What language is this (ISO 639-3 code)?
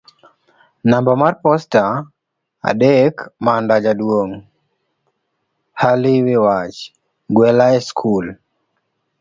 luo